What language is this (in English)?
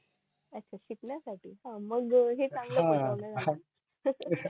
Marathi